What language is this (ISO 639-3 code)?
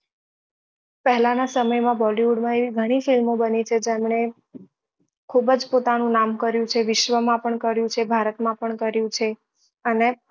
guj